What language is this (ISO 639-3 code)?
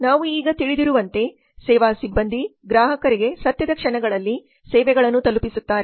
kan